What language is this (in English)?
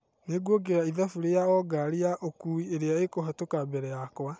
Kikuyu